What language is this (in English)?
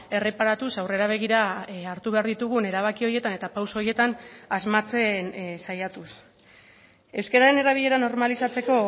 Basque